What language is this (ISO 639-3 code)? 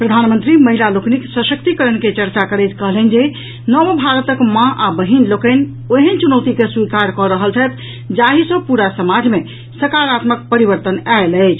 mai